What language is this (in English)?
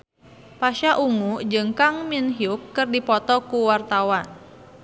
Sundanese